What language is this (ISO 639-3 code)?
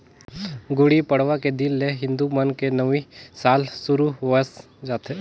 hne